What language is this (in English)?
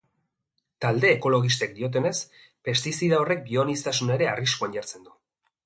Basque